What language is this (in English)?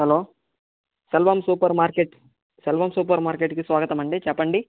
Telugu